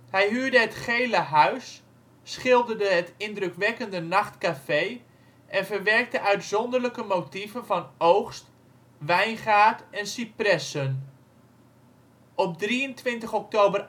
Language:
Dutch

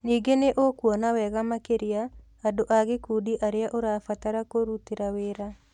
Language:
Kikuyu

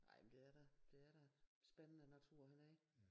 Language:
Danish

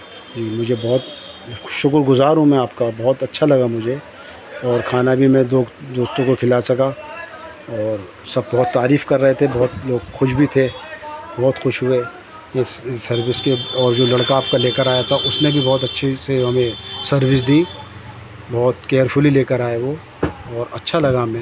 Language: Urdu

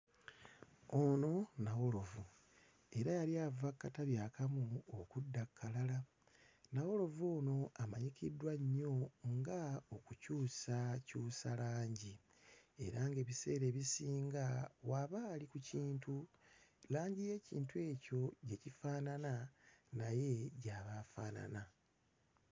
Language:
Ganda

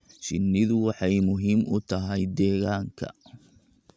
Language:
Somali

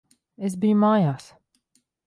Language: Latvian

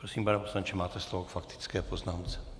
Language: Czech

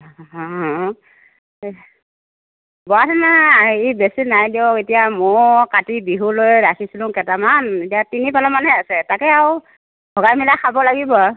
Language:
Assamese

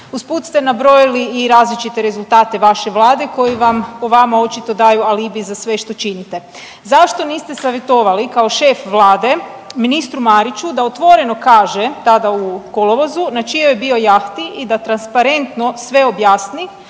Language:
Croatian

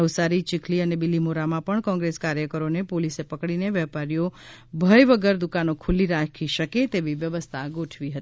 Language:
Gujarati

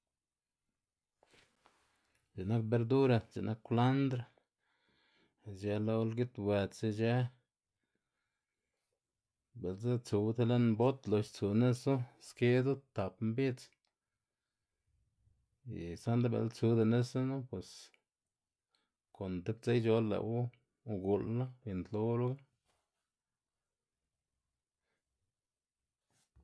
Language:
Xanaguía Zapotec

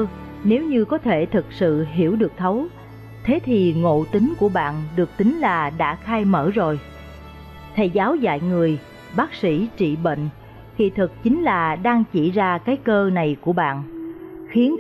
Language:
Vietnamese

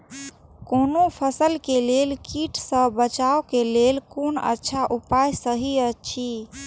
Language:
Maithili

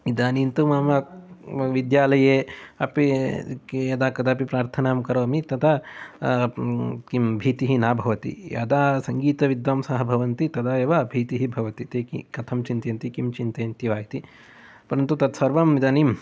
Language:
Sanskrit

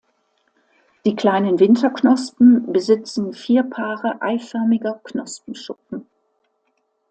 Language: German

